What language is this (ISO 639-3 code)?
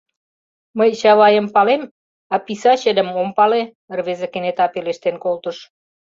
chm